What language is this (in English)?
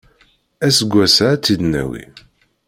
Kabyle